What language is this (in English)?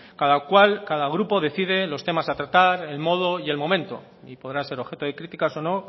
Spanish